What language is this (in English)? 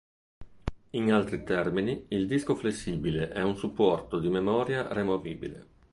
Italian